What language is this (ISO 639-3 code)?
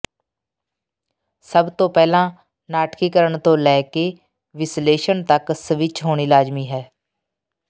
pan